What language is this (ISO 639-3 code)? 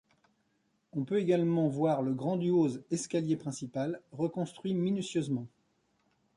fra